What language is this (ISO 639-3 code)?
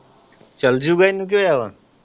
pan